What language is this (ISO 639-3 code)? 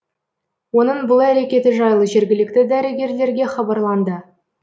kaz